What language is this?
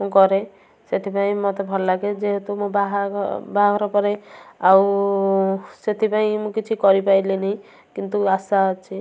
Odia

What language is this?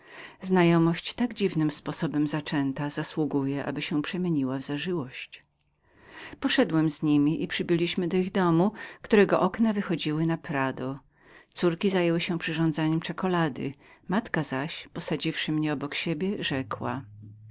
Polish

